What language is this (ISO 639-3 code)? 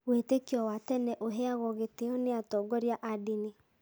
kik